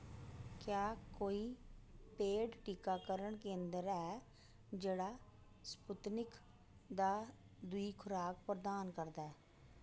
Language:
Dogri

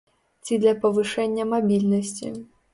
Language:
Belarusian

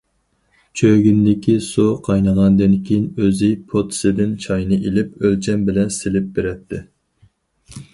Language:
Uyghur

